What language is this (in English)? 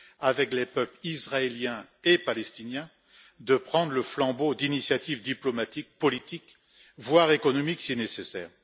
French